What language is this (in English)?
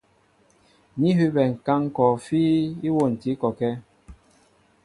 Mbo (Cameroon)